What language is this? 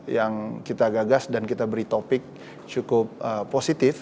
Indonesian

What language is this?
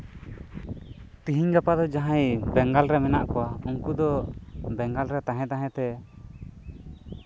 Santali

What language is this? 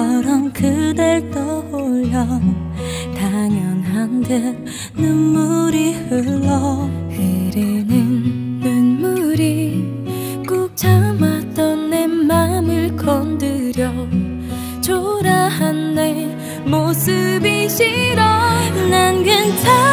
Korean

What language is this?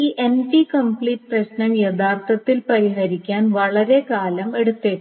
Malayalam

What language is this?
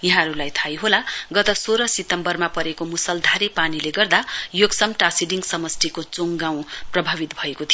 Nepali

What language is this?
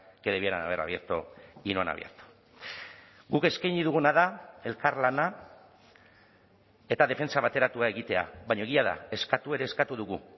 Basque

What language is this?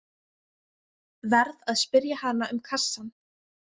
Icelandic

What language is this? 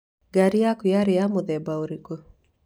Kikuyu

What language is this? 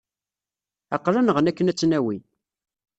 Kabyle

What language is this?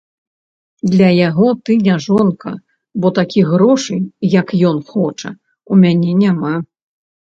Belarusian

